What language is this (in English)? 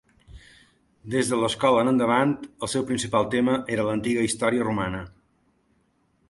Catalan